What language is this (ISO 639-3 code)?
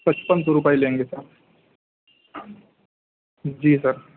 urd